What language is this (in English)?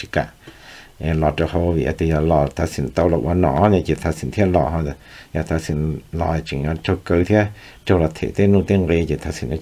Thai